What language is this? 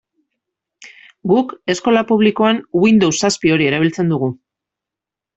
Basque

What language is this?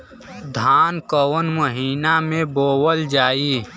Bhojpuri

